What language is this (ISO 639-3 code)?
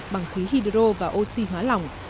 vie